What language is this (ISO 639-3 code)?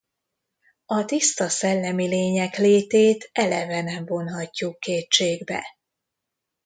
hun